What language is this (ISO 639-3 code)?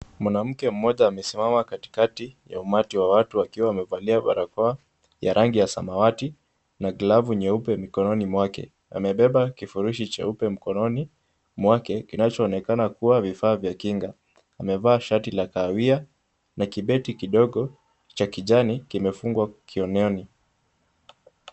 swa